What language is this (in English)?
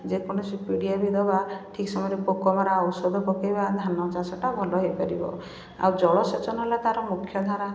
Odia